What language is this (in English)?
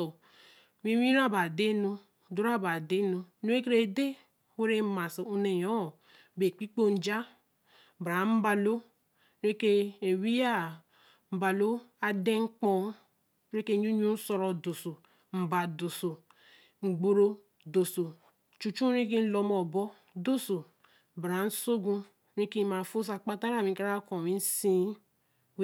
Eleme